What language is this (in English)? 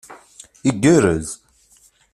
Kabyle